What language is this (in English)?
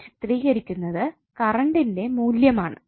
Malayalam